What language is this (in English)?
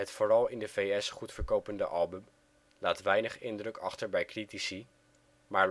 Dutch